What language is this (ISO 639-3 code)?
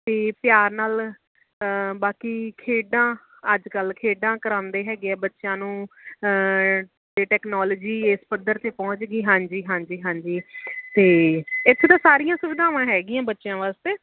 pan